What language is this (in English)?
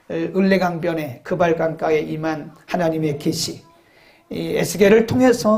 Korean